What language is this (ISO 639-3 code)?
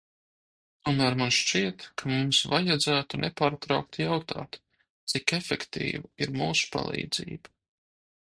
lav